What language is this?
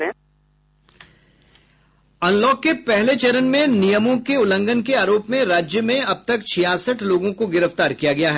Hindi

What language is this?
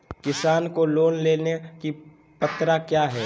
Magahi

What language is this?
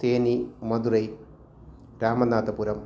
Sanskrit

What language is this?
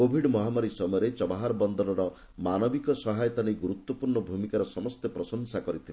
Odia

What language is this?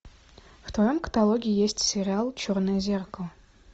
Russian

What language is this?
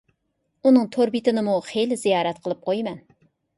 Uyghur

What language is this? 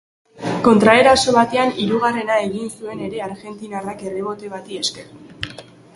Basque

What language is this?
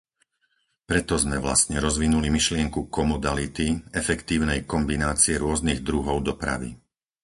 Slovak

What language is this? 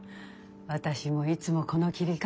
Japanese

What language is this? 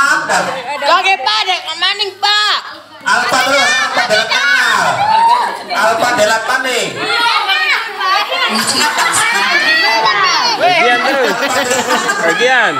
Indonesian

